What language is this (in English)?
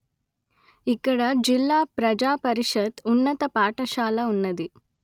Telugu